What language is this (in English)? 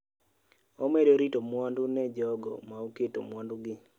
Luo (Kenya and Tanzania)